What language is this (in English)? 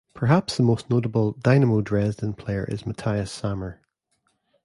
English